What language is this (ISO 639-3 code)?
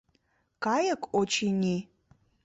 chm